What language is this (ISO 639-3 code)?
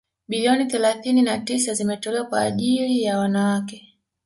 swa